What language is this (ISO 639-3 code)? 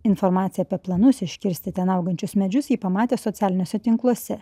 lit